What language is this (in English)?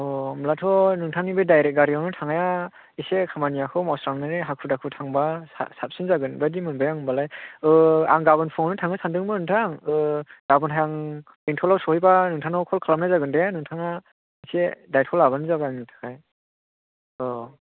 Bodo